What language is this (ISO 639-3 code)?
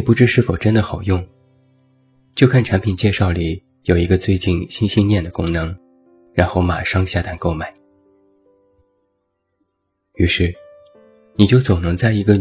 zho